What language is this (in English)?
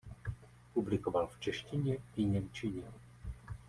Czech